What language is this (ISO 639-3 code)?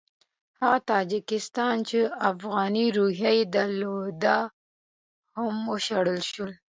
pus